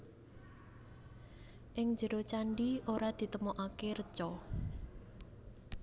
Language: Javanese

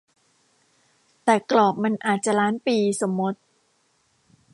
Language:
Thai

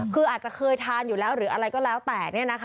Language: Thai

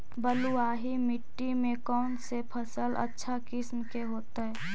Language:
Magahi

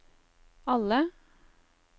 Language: Norwegian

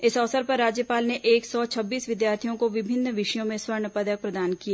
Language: Hindi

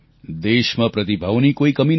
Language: Gujarati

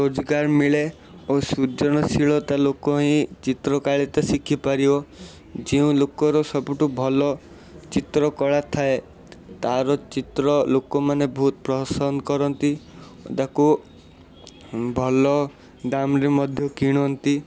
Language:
Odia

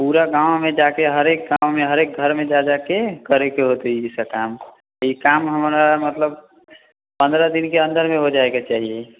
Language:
Maithili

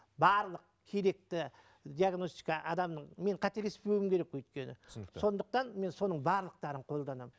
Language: Kazakh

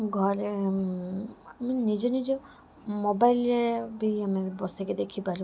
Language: Odia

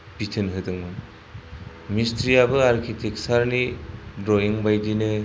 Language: Bodo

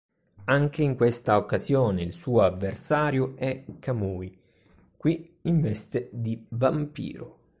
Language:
Italian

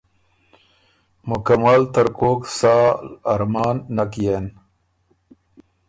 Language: Ormuri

